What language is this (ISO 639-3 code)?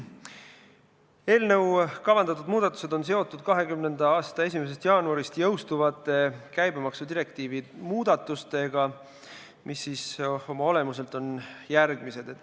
est